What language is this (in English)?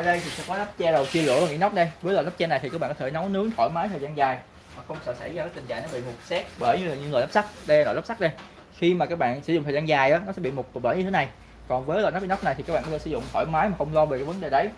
Vietnamese